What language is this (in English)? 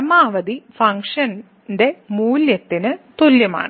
Malayalam